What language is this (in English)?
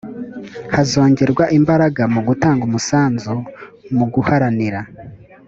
Kinyarwanda